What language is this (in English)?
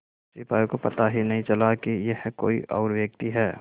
Hindi